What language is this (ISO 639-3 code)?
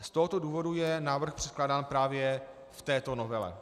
ces